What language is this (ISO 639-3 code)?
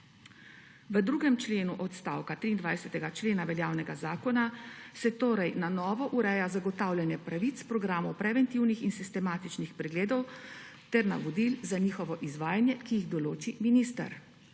slv